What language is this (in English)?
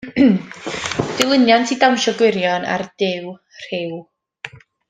Welsh